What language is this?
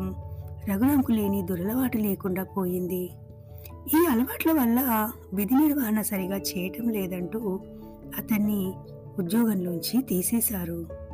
Telugu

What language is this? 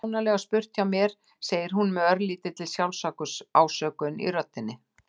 Icelandic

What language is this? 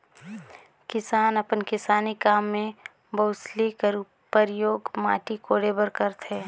Chhattisgarhi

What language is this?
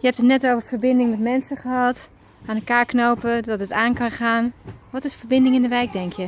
Dutch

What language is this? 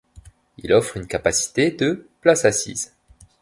French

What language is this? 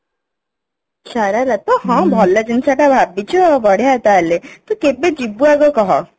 Odia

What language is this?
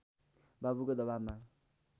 Nepali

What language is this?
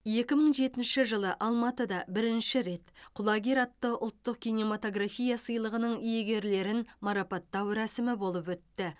Kazakh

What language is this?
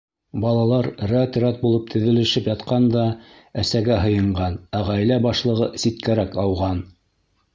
Bashkir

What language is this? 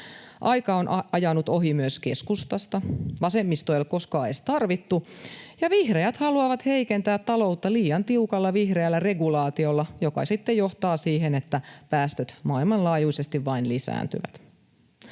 Finnish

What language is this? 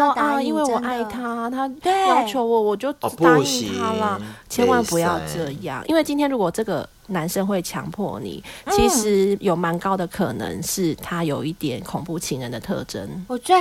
Chinese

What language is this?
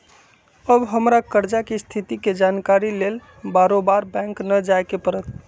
Magahi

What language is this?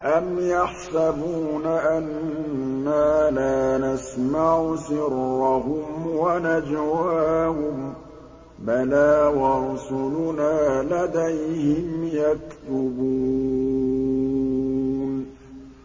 Arabic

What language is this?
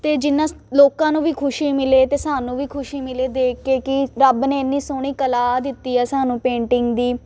Punjabi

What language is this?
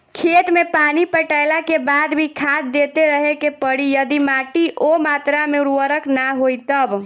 Bhojpuri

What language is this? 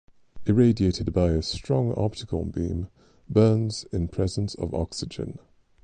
English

